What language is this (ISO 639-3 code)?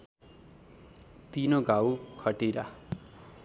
nep